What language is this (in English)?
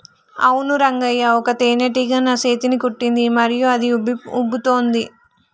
Telugu